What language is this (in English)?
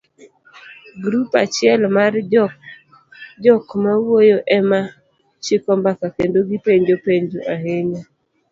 Luo (Kenya and Tanzania)